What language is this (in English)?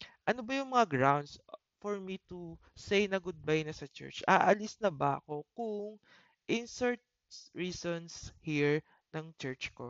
Filipino